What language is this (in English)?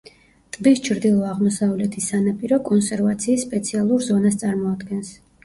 Georgian